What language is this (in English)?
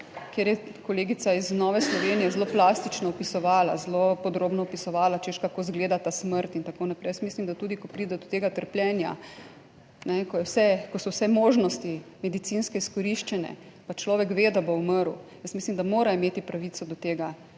Slovenian